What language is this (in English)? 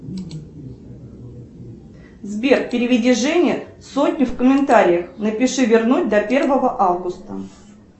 Russian